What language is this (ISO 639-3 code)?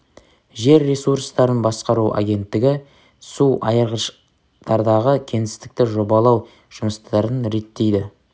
kaz